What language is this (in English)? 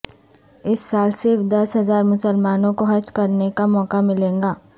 Urdu